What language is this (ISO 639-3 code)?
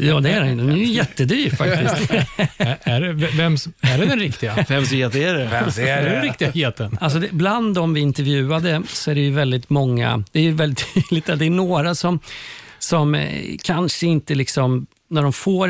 swe